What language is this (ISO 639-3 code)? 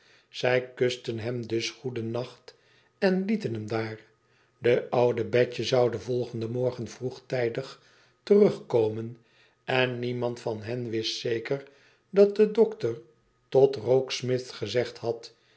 nld